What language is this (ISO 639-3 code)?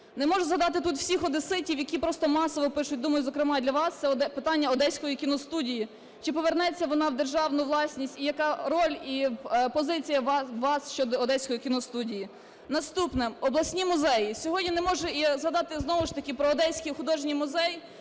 ukr